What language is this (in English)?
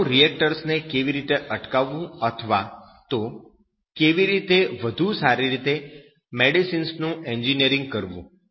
Gujarati